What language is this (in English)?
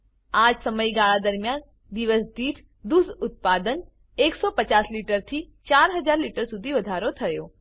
Gujarati